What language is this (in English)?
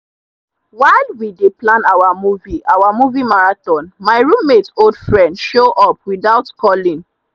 Nigerian Pidgin